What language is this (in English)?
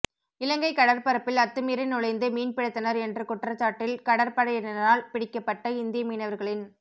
Tamil